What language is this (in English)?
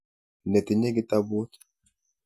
Kalenjin